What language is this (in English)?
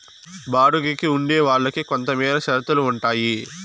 Telugu